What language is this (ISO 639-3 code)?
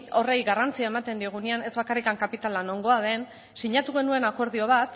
eus